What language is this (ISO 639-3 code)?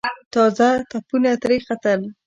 pus